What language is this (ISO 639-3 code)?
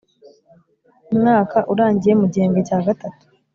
kin